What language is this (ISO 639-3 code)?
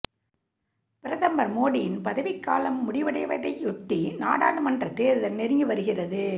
tam